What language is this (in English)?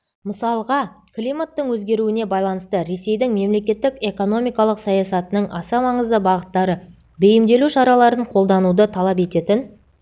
Kazakh